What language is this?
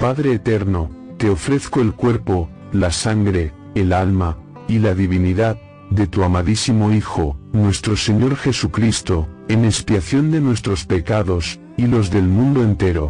Spanish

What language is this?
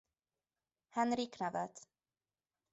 Hungarian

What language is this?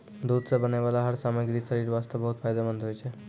Maithili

